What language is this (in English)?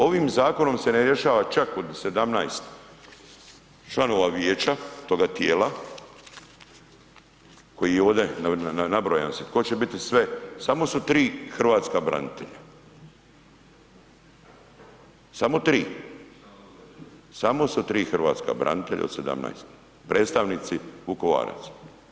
Croatian